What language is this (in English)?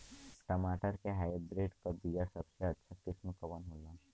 Bhojpuri